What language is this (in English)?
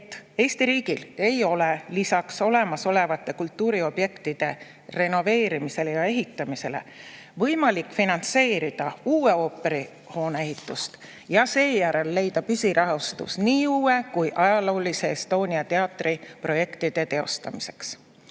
Estonian